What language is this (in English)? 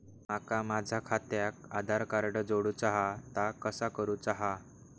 Marathi